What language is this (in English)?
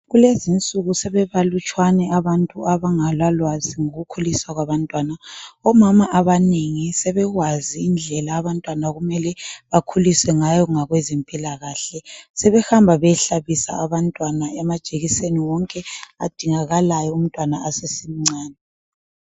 North Ndebele